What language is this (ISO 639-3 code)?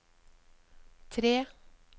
nor